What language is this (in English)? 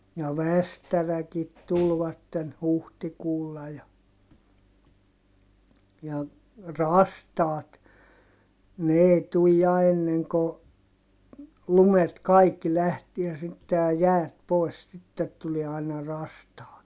Finnish